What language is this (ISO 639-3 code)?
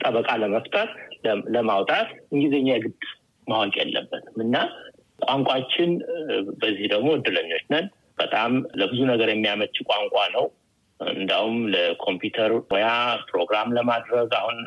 amh